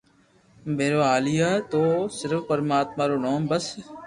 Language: Loarki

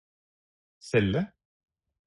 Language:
Norwegian Bokmål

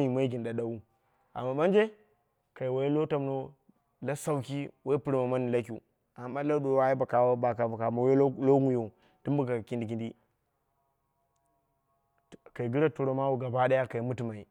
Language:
Dera (Nigeria)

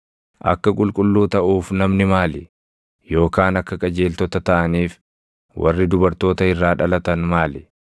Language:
Oromo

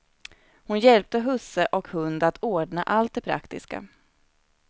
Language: Swedish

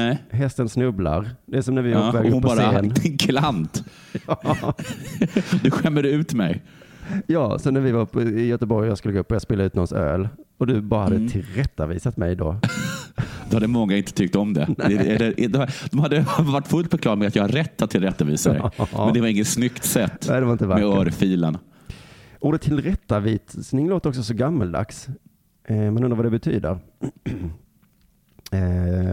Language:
Swedish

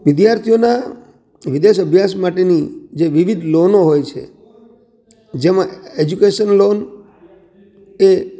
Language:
Gujarati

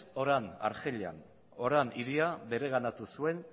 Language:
Basque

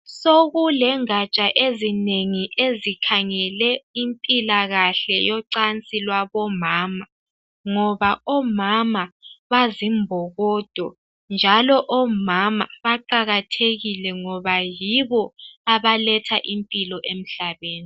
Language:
North Ndebele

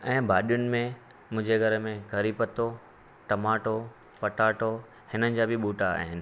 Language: Sindhi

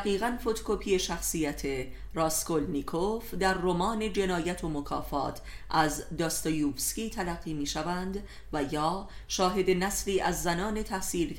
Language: Persian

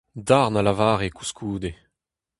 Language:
Breton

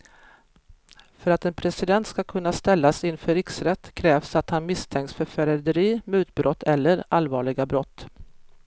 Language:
Swedish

